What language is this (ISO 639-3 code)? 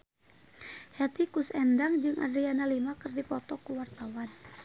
sun